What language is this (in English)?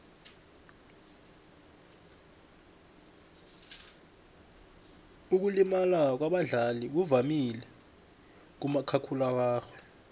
South Ndebele